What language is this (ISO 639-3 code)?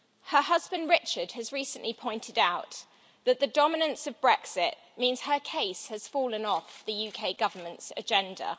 eng